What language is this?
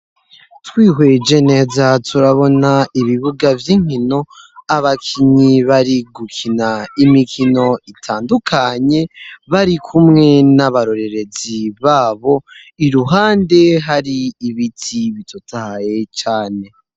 Rundi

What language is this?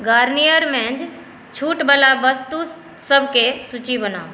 Maithili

